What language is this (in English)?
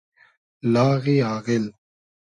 Hazaragi